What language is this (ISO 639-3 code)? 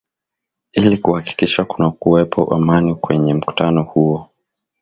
swa